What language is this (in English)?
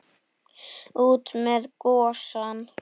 Icelandic